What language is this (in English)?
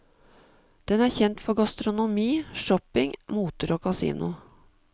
Norwegian